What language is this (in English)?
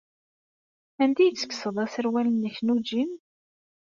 Kabyle